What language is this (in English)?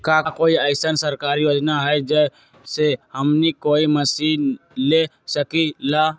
Magahi